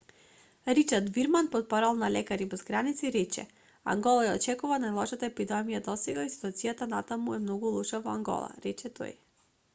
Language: Macedonian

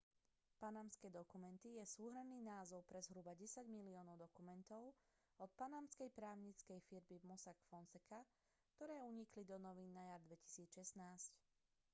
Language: Slovak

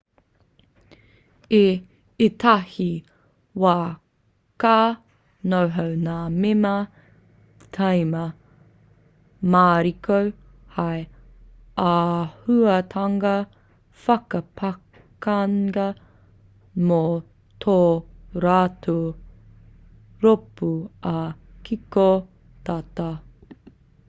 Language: Māori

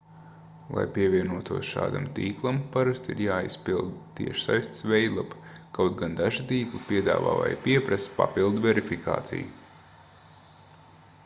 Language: Latvian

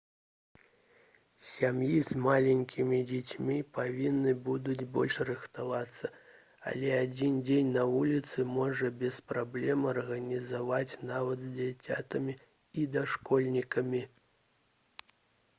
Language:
Belarusian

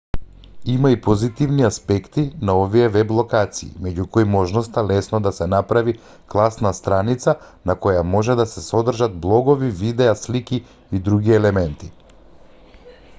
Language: Macedonian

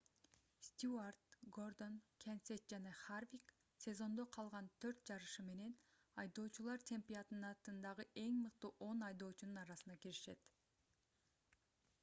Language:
Kyrgyz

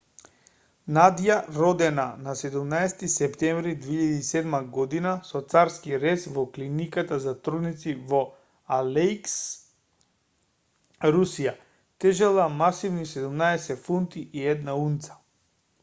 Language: Macedonian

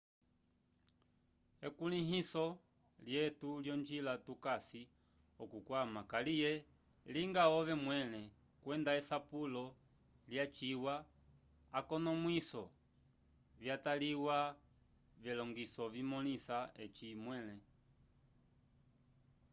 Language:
Umbundu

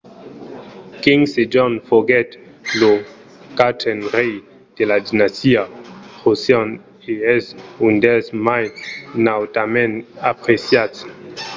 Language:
Occitan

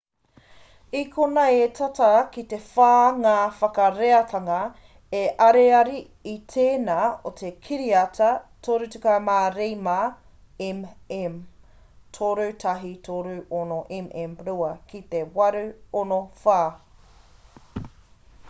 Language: Māori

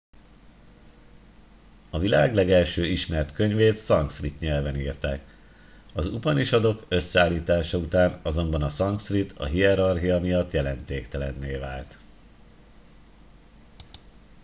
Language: Hungarian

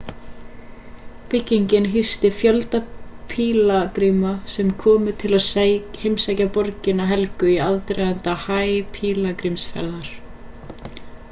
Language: Icelandic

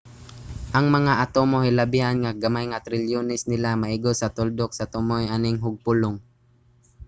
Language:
Cebuano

